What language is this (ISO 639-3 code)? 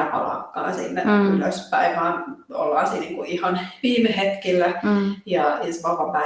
fin